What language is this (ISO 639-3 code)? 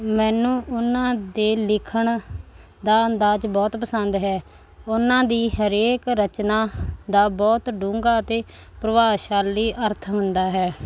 pan